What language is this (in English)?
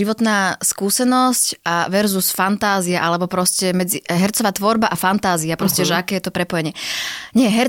Slovak